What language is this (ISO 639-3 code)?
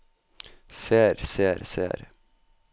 nor